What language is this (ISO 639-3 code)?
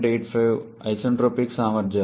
tel